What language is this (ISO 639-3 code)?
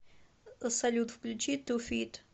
rus